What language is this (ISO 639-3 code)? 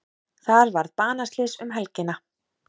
isl